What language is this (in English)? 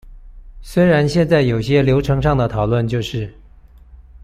Chinese